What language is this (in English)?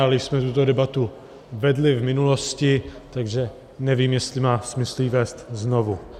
Czech